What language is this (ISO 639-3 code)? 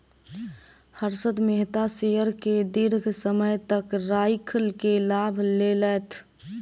mai